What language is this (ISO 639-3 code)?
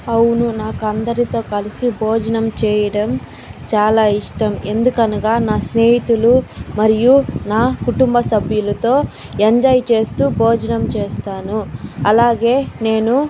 tel